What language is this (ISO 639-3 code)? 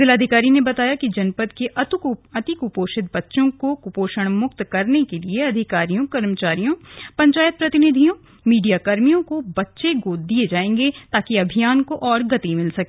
hin